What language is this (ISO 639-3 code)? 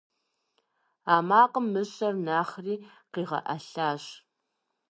kbd